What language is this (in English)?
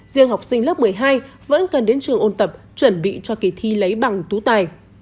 Vietnamese